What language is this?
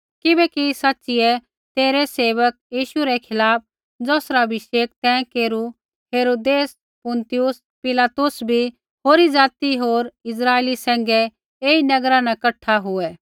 Kullu Pahari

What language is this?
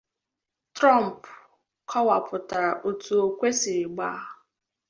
Igbo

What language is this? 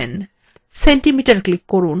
Bangla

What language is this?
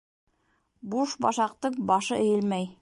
Bashkir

